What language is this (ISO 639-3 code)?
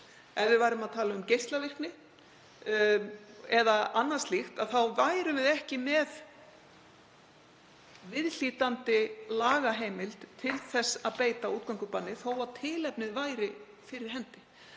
isl